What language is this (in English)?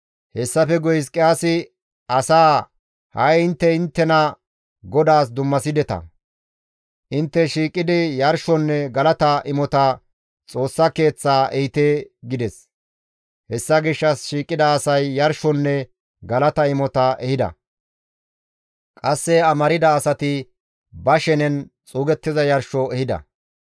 Gamo